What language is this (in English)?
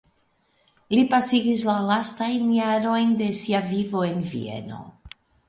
Esperanto